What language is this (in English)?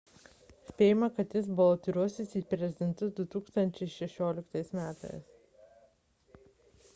Lithuanian